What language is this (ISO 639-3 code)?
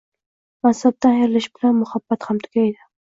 uzb